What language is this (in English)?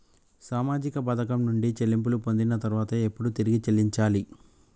Telugu